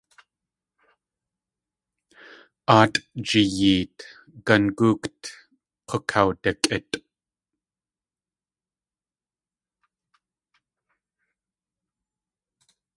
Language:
Tlingit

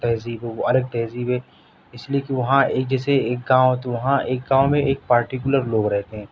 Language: Urdu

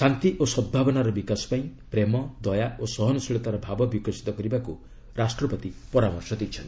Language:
Odia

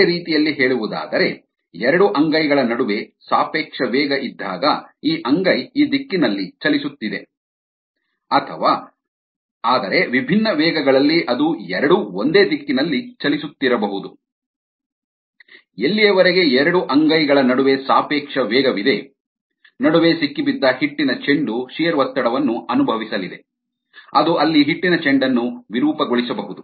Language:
Kannada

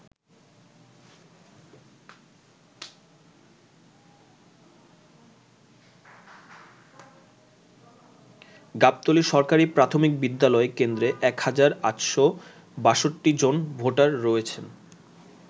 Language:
Bangla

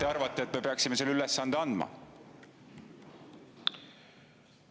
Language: Estonian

